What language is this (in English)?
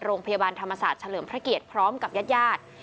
Thai